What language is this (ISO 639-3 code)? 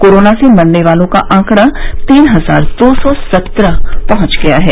hin